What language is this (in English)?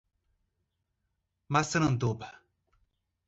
Portuguese